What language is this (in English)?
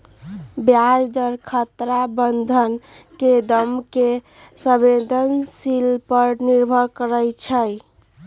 Magahi